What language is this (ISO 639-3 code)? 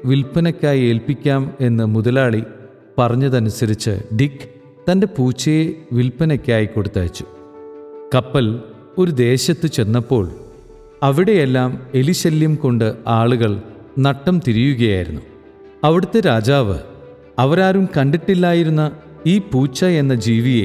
mal